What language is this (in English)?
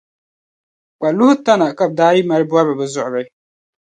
Dagbani